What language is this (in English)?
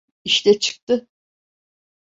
Turkish